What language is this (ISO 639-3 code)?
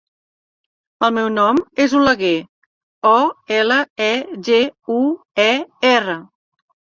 cat